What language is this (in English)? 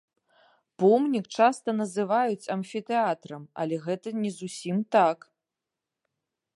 Belarusian